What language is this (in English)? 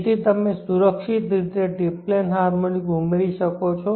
Gujarati